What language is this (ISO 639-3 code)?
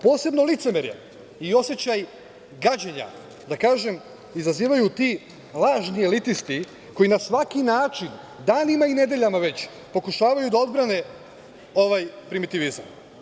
srp